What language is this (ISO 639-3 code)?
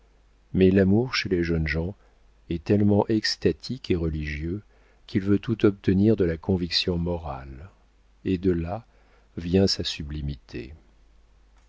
fra